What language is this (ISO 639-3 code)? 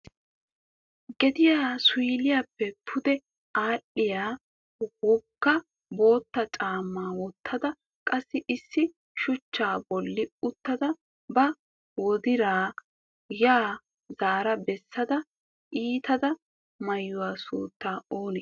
wal